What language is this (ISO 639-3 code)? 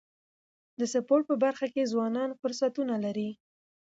pus